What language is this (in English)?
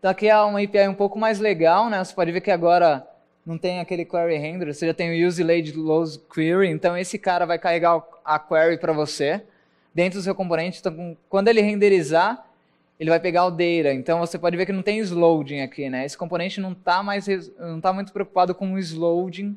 Portuguese